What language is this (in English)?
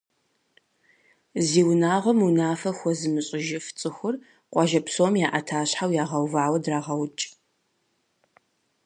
Kabardian